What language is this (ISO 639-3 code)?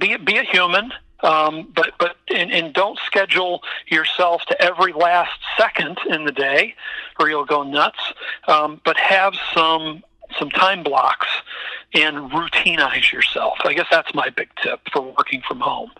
eng